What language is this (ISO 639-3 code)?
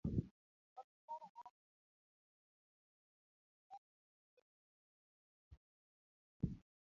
luo